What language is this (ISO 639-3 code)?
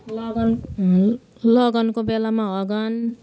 nep